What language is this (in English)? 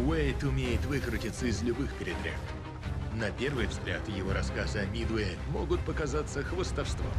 Russian